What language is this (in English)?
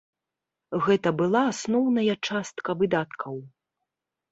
Belarusian